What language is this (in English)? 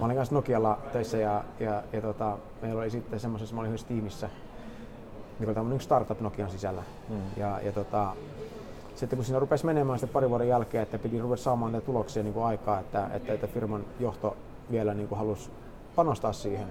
Finnish